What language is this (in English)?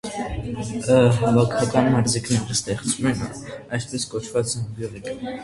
Armenian